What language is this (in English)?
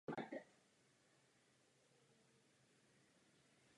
Czech